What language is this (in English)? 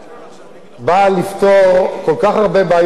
Hebrew